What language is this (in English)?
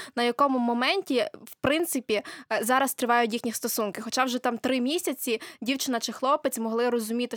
Ukrainian